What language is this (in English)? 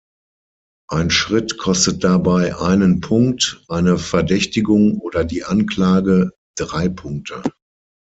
German